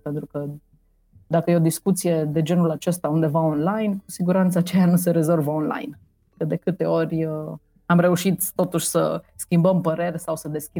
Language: Romanian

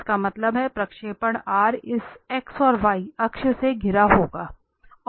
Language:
Hindi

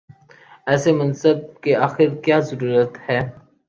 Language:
Urdu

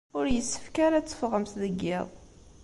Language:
Kabyle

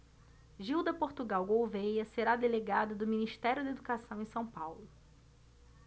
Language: Portuguese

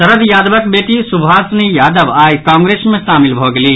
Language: Maithili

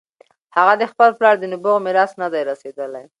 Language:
Pashto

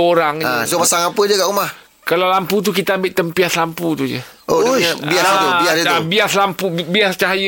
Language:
Malay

